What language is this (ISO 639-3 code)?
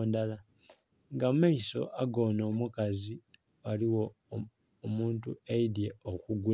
xog